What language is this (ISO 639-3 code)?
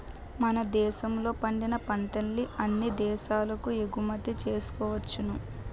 tel